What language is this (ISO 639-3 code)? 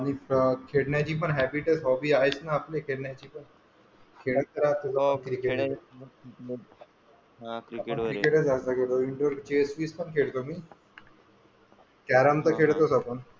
mar